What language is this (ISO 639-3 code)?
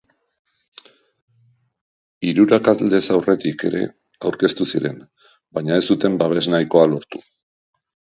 eus